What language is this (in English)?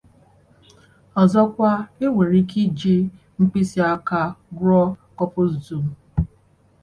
Igbo